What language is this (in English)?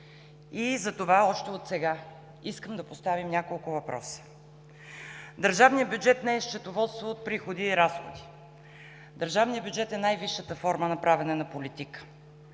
Bulgarian